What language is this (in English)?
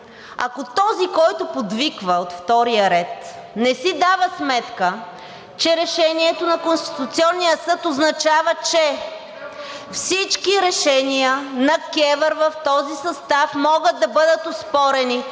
Bulgarian